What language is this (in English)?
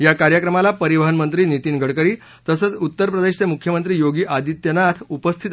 Marathi